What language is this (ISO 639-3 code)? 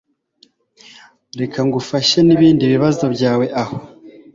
kin